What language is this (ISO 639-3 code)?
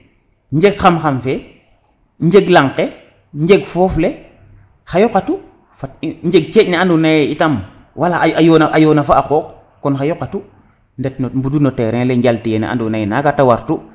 srr